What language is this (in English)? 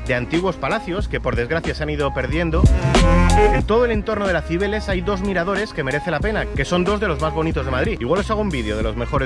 Spanish